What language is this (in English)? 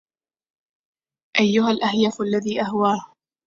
Arabic